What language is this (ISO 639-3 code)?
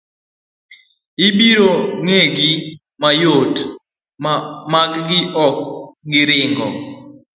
luo